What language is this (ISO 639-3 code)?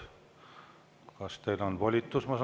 est